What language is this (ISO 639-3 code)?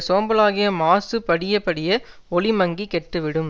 tam